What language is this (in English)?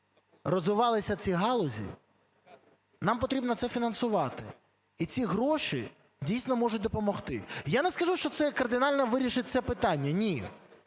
Ukrainian